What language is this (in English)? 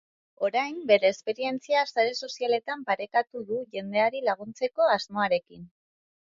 Basque